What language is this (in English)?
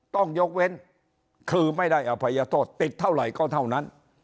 Thai